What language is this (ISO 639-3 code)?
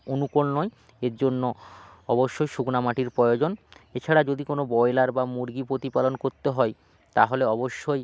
ben